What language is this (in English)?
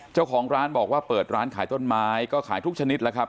Thai